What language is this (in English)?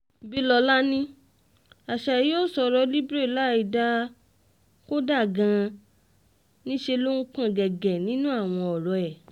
Yoruba